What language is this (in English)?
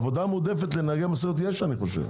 Hebrew